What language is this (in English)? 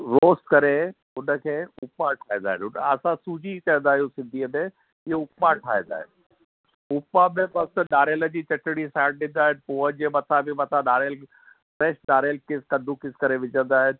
Sindhi